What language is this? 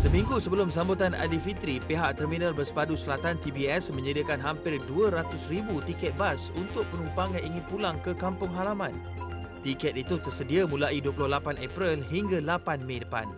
Malay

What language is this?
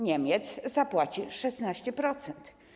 Polish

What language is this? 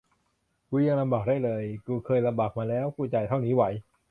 Thai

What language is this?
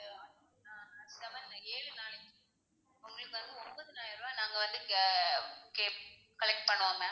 Tamil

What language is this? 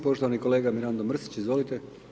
Croatian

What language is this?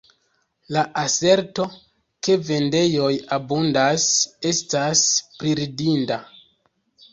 Esperanto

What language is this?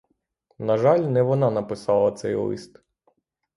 Ukrainian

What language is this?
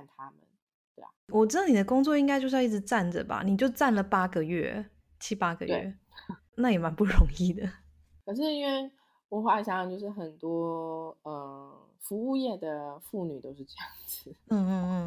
Chinese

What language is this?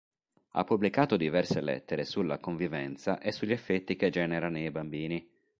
Italian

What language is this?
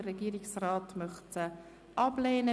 Swiss German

